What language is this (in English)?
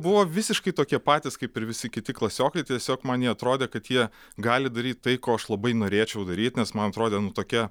Lithuanian